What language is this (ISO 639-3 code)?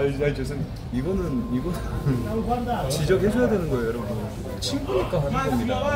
kor